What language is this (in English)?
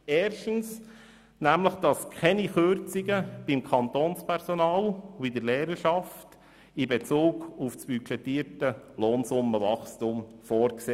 Swiss German